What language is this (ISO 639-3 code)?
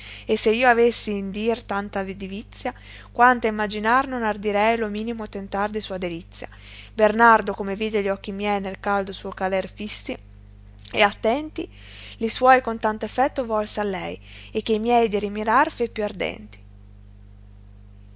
ita